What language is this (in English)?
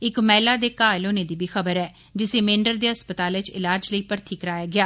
Dogri